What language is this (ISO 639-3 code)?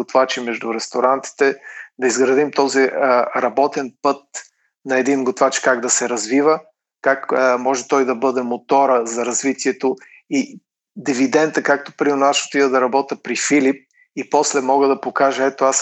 bul